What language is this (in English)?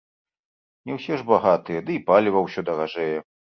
Belarusian